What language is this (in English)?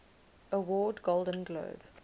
English